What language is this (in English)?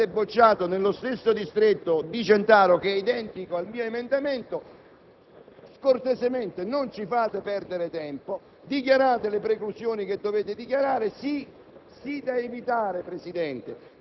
Italian